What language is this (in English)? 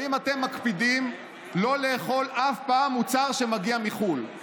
Hebrew